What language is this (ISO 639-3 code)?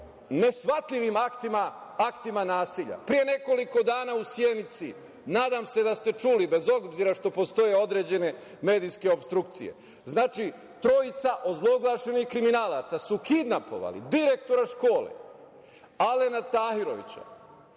srp